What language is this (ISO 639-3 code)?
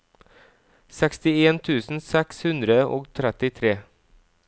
nor